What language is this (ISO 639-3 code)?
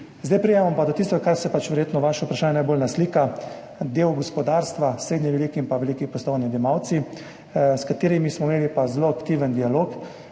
slv